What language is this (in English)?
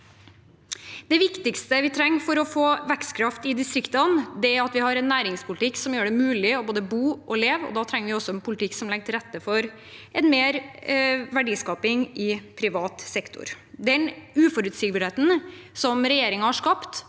Norwegian